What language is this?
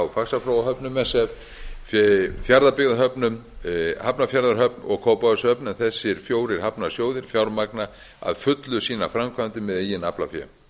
Icelandic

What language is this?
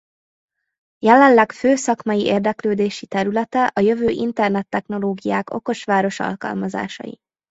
Hungarian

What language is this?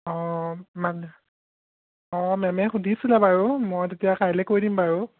Assamese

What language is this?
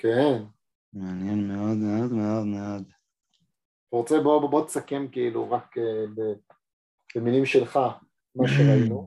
Hebrew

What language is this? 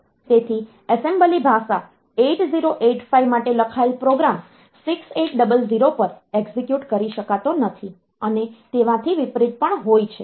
Gujarati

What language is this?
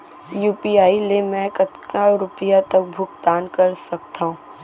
Chhattisgarhi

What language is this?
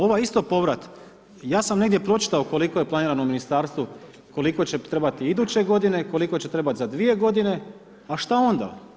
Croatian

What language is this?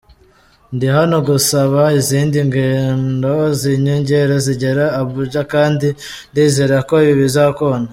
Kinyarwanda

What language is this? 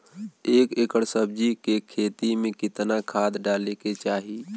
Bhojpuri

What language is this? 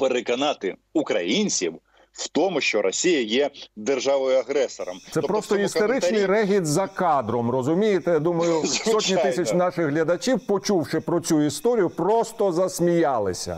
Ukrainian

